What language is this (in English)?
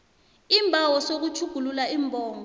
South Ndebele